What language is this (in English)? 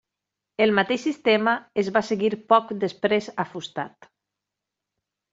Catalan